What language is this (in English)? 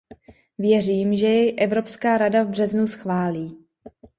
Czech